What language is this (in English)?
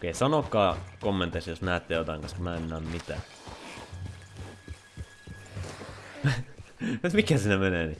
Finnish